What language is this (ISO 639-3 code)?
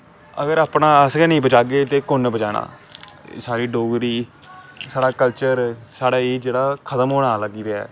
doi